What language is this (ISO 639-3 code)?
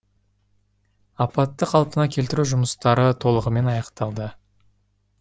kaz